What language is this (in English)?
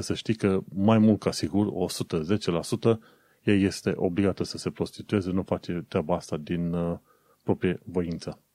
Romanian